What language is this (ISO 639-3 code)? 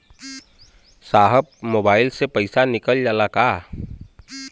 bho